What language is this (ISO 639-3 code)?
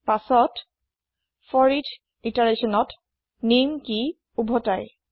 asm